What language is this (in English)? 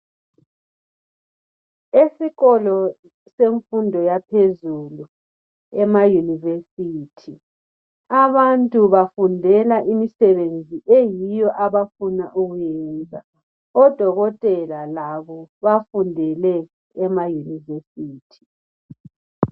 North Ndebele